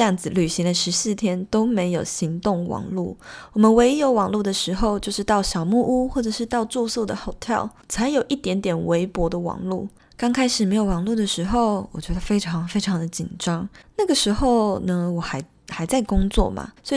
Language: Chinese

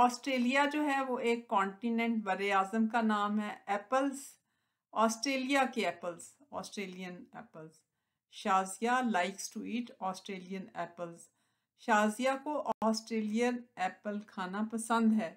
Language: Hindi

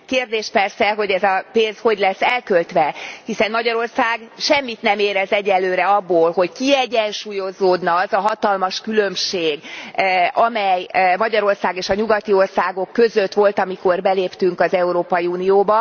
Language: Hungarian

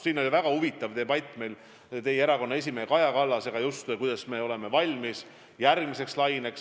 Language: Estonian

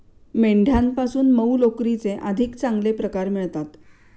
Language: Marathi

